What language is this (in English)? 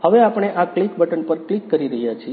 Gujarati